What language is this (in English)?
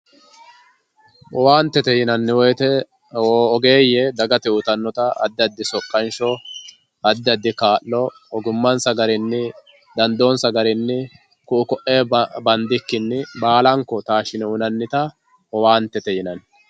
Sidamo